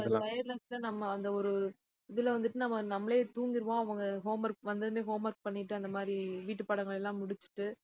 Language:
Tamil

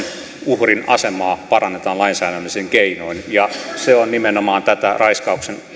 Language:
Finnish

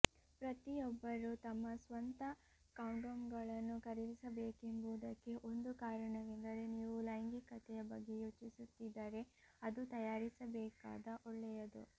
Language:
Kannada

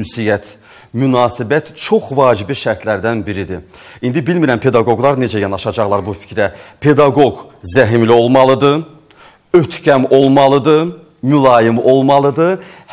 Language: Turkish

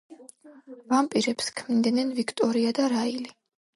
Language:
Georgian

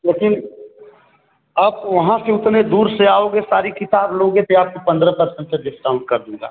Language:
Hindi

